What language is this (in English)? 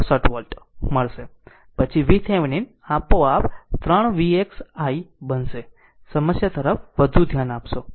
Gujarati